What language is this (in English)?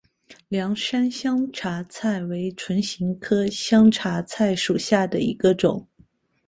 Chinese